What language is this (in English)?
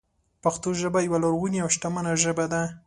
Pashto